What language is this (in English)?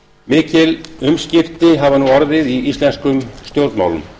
Icelandic